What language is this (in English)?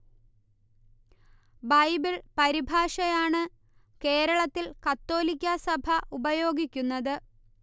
Malayalam